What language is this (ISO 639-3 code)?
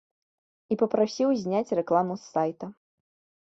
bel